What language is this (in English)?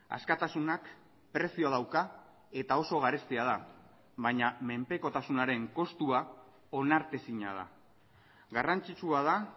Basque